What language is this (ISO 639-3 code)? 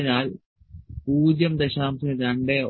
mal